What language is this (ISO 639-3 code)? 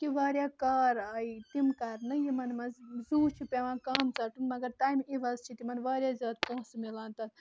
kas